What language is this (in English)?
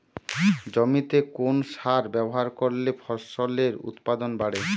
Bangla